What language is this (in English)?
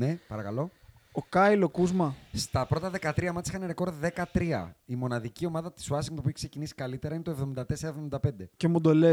Greek